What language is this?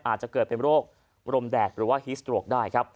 Thai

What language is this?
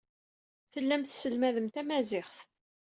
Kabyle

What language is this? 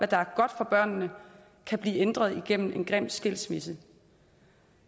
Danish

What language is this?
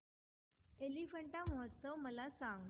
Marathi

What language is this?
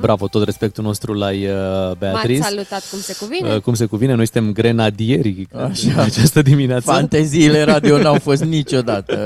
Romanian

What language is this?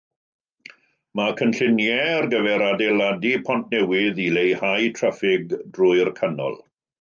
Welsh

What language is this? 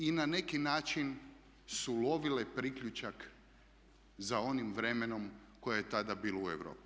Croatian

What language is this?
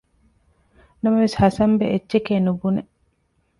Divehi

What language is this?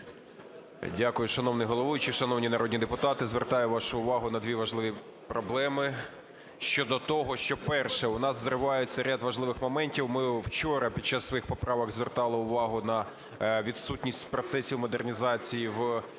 Ukrainian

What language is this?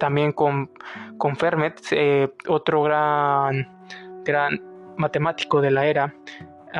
Spanish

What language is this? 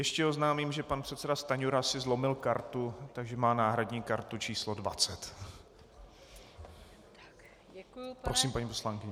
Czech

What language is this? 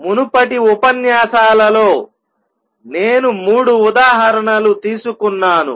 Telugu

